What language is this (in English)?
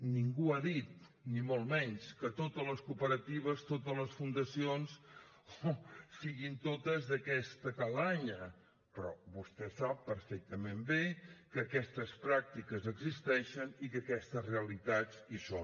Catalan